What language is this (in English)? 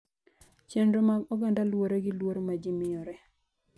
Luo (Kenya and Tanzania)